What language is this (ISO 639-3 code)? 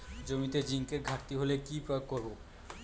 ben